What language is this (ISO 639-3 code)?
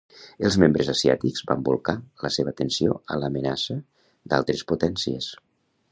cat